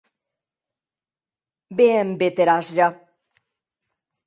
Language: Occitan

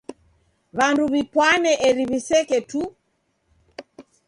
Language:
Taita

